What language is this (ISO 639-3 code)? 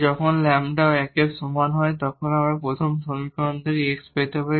ben